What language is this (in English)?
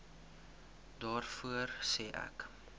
Afrikaans